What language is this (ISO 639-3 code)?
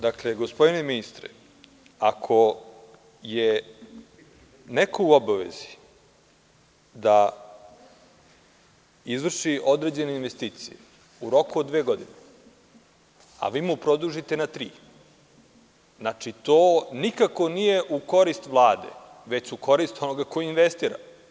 srp